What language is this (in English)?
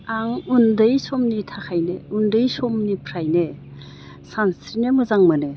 Bodo